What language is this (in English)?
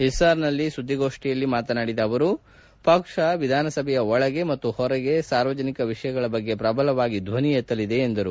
Kannada